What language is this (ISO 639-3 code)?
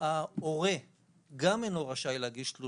heb